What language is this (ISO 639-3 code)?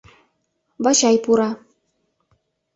chm